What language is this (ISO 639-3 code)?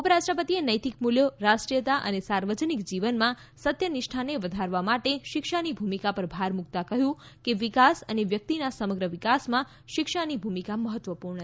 guj